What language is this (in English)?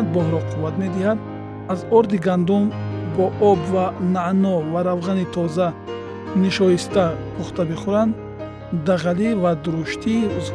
Persian